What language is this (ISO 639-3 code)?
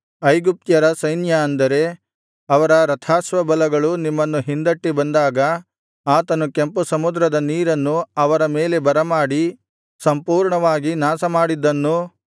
kan